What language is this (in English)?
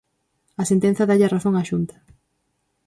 Galician